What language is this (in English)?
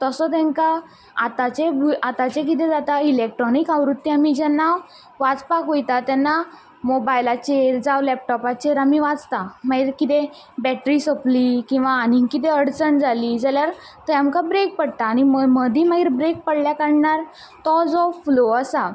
Konkani